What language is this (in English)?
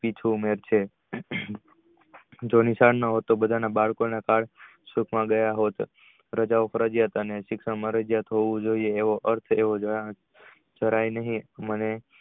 Gujarati